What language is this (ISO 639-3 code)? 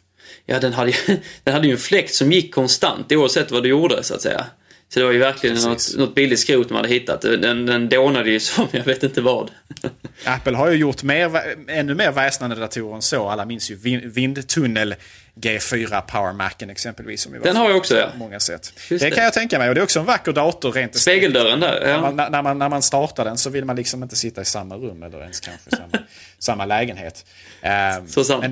swe